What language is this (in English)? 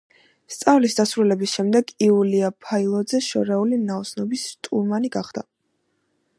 Georgian